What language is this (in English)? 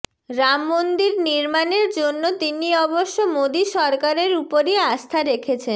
Bangla